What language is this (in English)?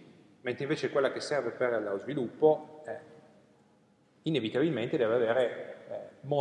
Italian